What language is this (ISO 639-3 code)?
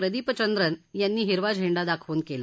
mar